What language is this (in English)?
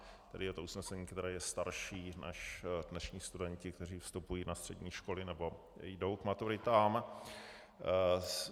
Czech